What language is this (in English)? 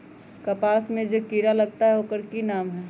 Magahi